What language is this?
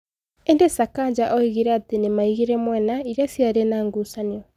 Kikuyu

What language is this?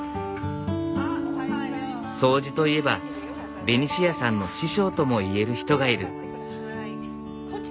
Japanese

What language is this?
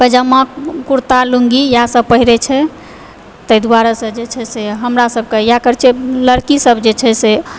Maithili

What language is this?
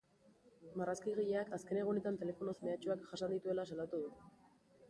Basque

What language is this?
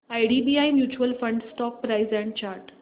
Marathi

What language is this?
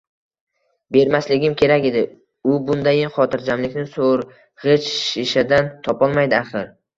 Uzbek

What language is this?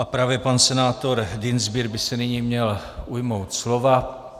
Czech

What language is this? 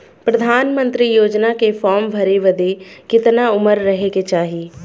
Bhojpuri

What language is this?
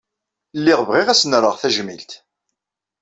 Kabyle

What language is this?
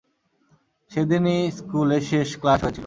Bangla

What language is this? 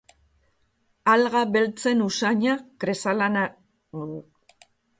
Basque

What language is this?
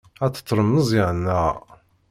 Kabyle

